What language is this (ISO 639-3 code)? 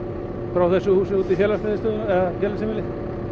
isl